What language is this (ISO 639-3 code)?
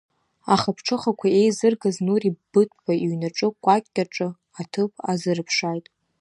abk